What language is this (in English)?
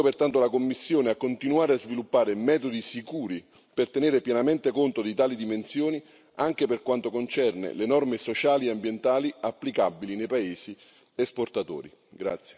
Italian